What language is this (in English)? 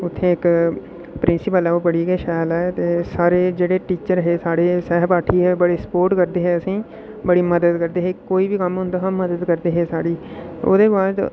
Dogri